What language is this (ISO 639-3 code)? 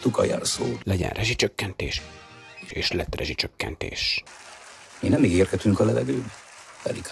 hun